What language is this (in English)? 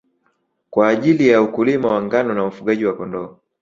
Swahili